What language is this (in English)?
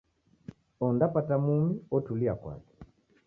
Taita